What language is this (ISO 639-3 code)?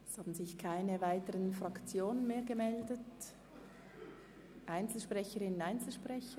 gsw